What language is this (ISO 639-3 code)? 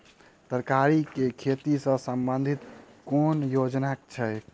mai